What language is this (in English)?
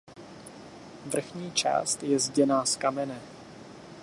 Czech